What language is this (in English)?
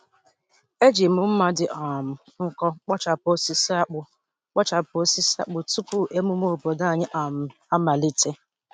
Igbo